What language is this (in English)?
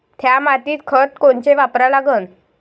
Marathi